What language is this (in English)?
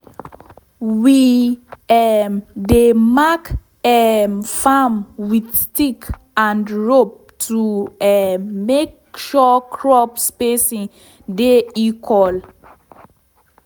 Nigerian Pidgin